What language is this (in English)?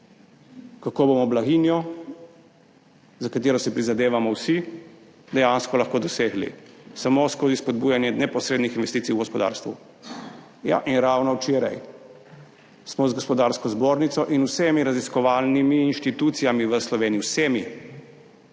Slovenian